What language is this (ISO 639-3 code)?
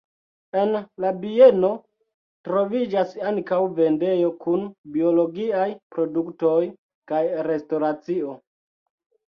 epo